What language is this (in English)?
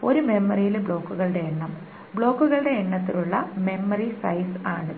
Malayalam